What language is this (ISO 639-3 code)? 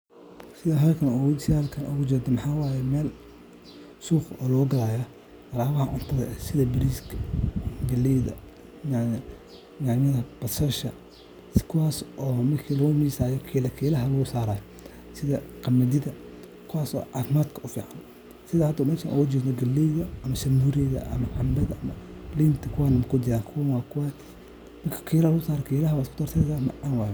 som